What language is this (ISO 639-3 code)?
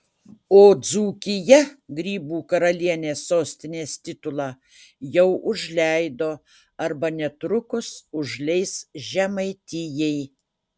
lit